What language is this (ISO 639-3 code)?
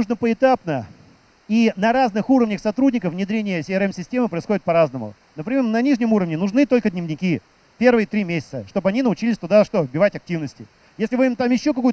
rus